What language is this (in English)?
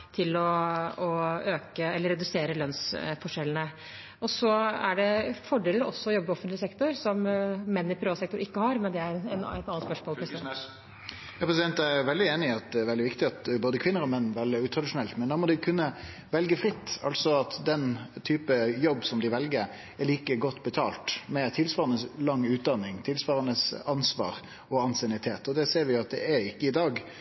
Norwegian